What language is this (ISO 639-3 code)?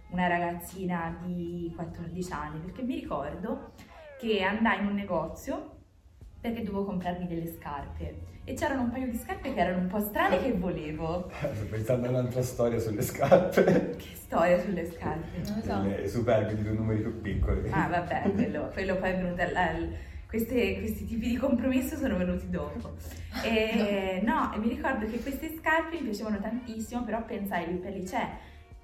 ita